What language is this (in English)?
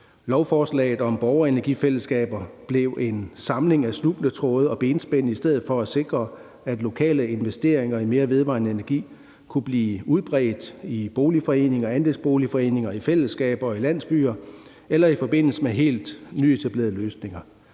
Danish